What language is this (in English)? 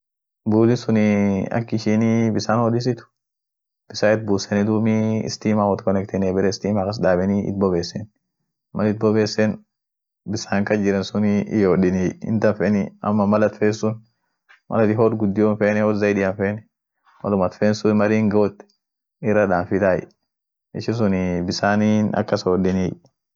Orma